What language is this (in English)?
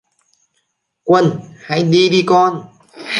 Vietnamese